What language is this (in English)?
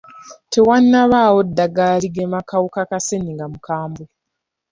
Ganda